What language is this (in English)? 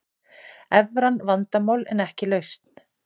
Icelandic